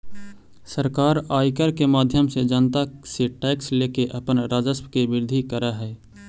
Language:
Magahi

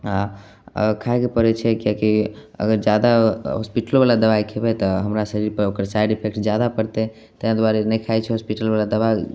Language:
Maithili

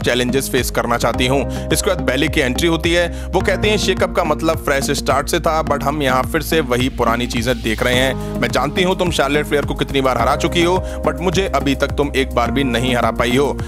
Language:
Hindi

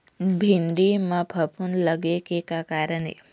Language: Chhattisgarhi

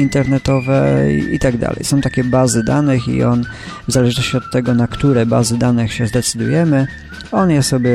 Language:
Polish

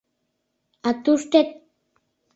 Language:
Mari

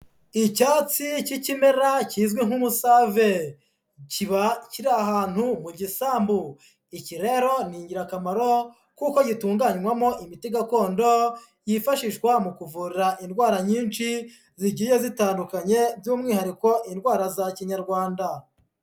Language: Kinyarwanda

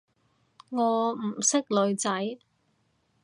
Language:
Cantonese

